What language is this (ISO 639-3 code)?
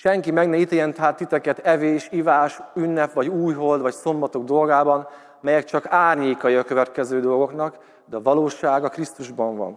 hun